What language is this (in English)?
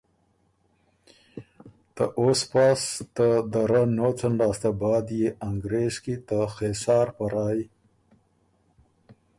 Ormuri